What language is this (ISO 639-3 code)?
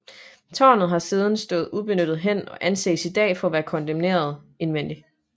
dan